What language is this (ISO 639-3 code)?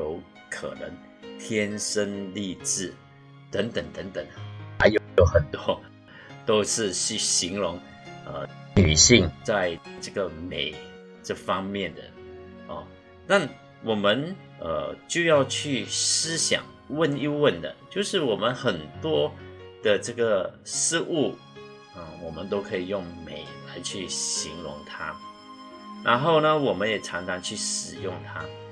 zho